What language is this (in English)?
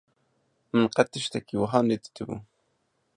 Kurdish